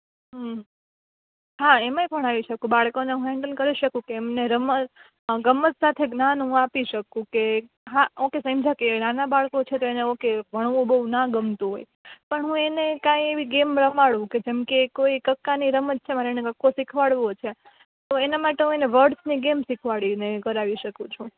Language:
Gujarati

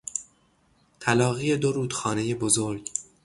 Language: Persian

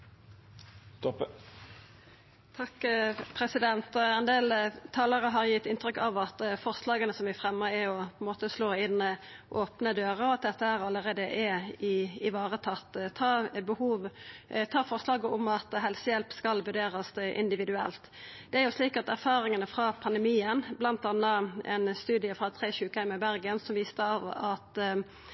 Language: Norwegian Nynorsk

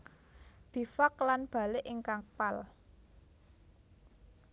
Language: Javanese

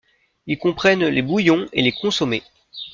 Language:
French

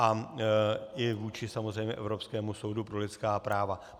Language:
Czech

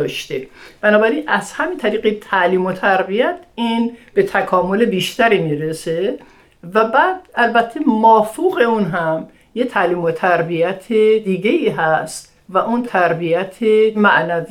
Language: Persian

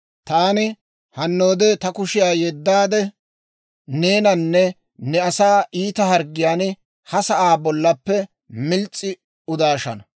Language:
Dawro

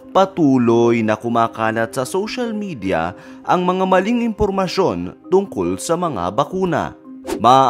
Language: Filipino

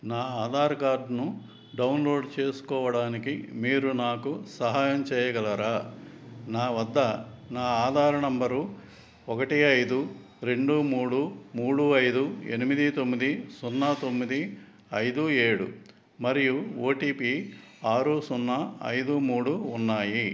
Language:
Telugu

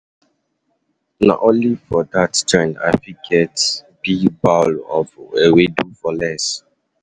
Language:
Nigerian Pidgin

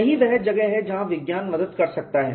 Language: Hindi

